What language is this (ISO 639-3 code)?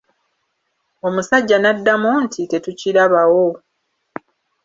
lug